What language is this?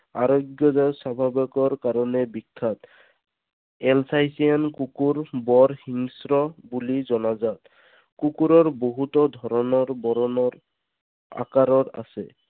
Assamese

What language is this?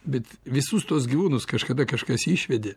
Lithuanian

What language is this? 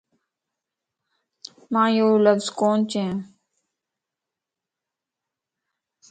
Lasi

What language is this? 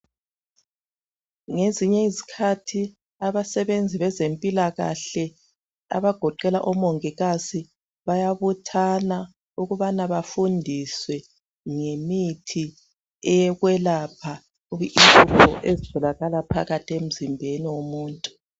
North Ndebele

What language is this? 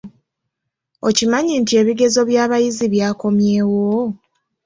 Ganda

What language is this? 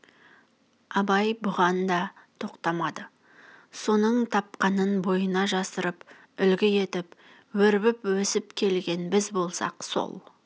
Kazakh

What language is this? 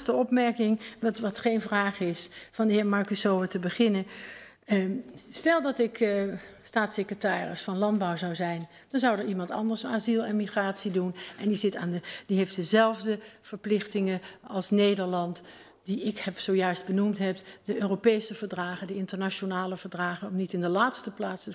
Dutch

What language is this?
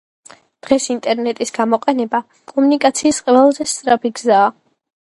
Georgian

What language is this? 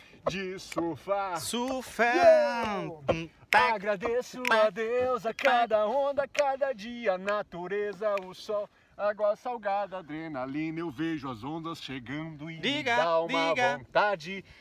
Portuguese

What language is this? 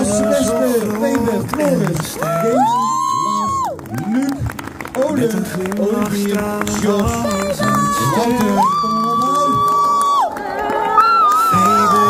Dutch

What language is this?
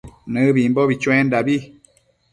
Matsés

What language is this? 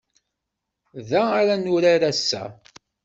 Kabyle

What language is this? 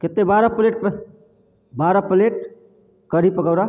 Maithili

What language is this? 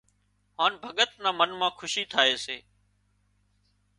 Wadiyara Koli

